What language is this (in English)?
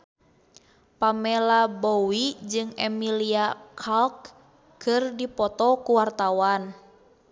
Sundanese